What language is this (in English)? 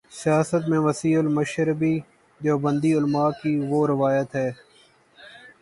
Urdu